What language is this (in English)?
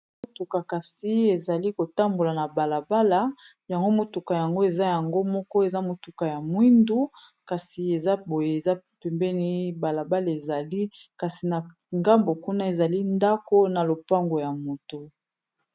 Lingala